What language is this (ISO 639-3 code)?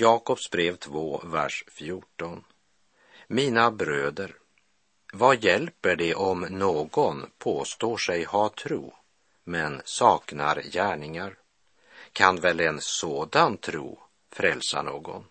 swe